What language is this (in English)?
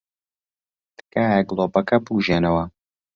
Central Kurdish